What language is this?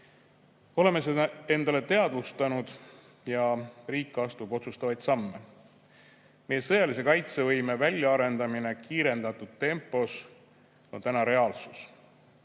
Estonian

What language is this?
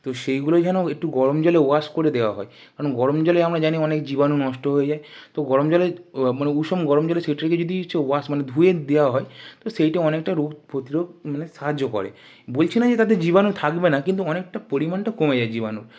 Bangla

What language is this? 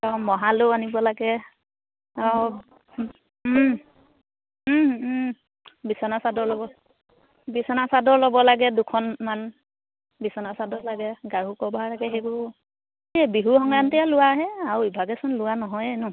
Assamese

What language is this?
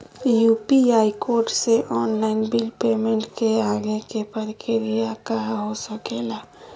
Magahi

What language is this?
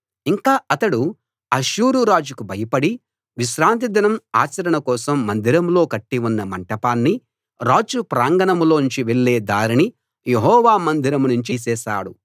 Telugu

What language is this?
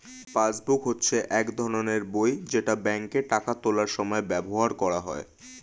Bangla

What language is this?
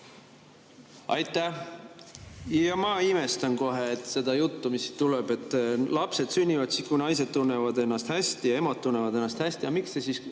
Estonian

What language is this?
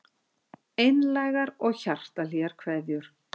Icelandic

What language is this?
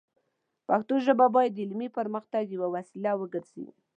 Pashto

